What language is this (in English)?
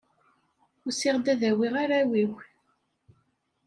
Kabyle